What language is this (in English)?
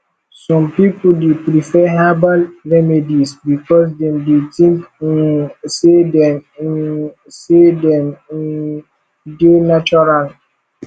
Nigerian Pidgin